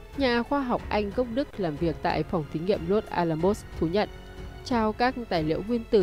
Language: Vietnamese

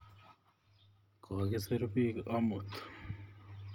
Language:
Kalenjin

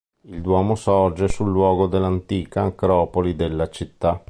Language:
Italian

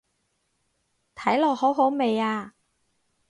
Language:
Cantonese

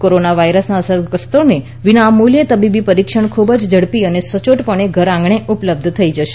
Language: Gujarati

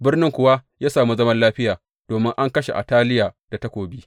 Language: Hausa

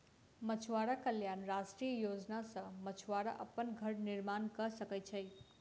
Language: Maithili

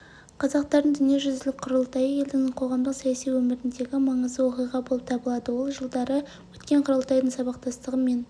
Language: Kazakh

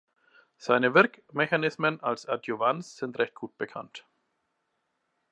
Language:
German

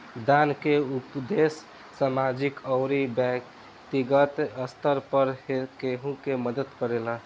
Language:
Bhojpuri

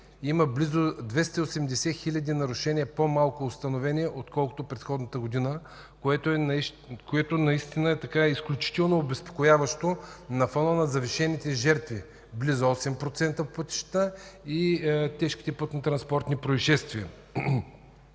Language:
Bulgarian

